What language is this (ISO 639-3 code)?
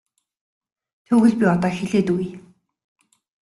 mon